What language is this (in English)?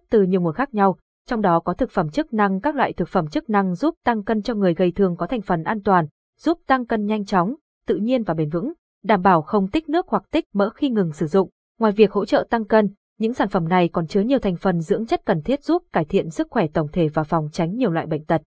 Vietnamese